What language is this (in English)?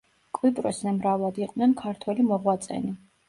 Georgian